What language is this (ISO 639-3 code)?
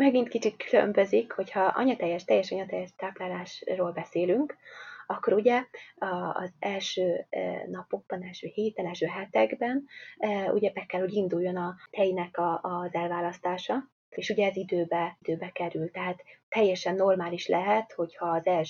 hun